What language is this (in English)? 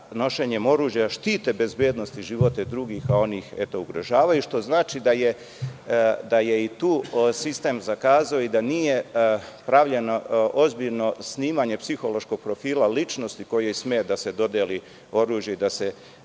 Serbian